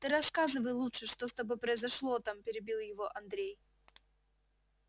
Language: Russian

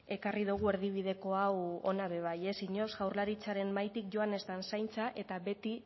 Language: Basque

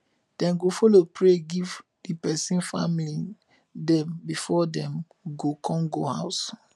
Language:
Nigerian Pidgin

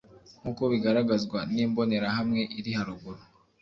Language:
Kinyarwanda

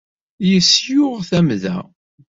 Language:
Kabyle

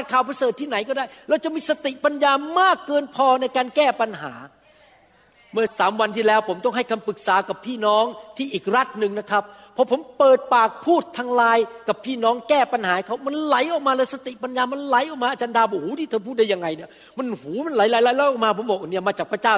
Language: Thai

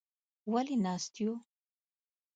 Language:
Pashto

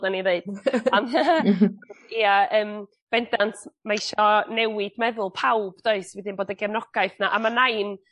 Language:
Welsh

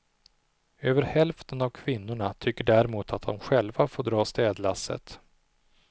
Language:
Swedish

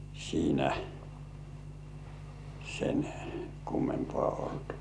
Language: Finnish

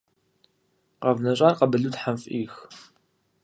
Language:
Kabardian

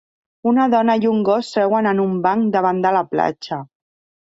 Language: Catalan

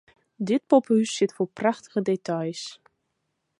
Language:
Western Frisian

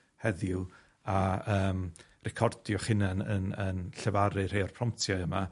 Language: Welsh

